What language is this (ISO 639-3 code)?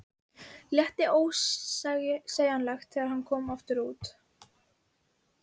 isl